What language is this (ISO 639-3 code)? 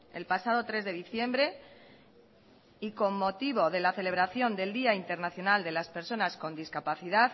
spa